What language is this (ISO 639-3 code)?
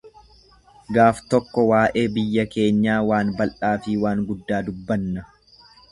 orm